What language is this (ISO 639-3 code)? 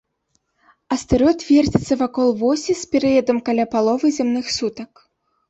bel